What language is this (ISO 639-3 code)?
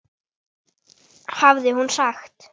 isl